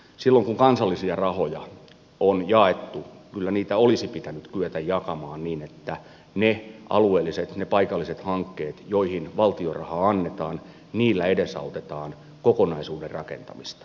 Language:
Finnish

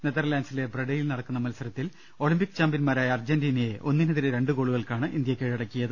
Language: Malayalam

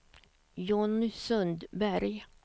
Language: Swedish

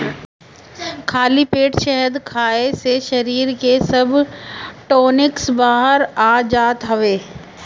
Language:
Bhojpuri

